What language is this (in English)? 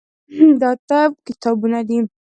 Pashto